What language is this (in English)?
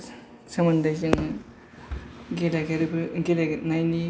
Bodo